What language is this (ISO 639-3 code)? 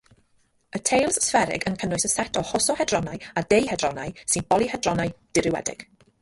cym